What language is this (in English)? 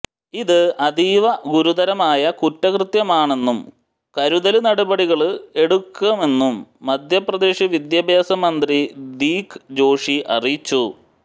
Malayalam